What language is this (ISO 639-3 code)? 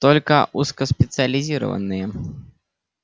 rus